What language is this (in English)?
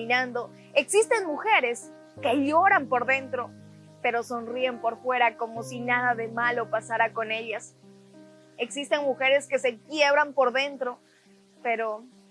Spanish